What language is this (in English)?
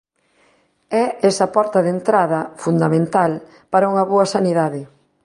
Galician